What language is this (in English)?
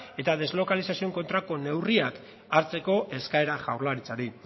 Basque